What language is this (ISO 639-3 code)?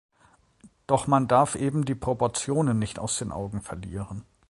deu